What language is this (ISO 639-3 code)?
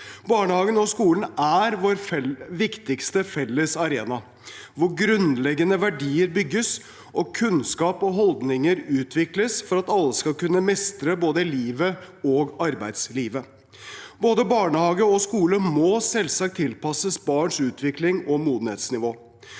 nor